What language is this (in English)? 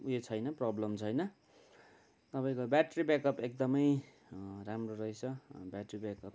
Nepali